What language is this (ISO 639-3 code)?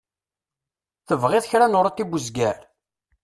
kab